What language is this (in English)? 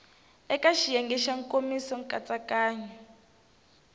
Tsonga